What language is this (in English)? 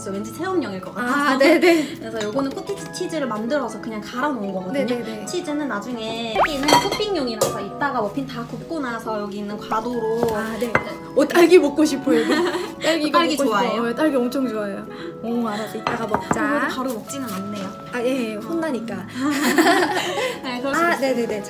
Korean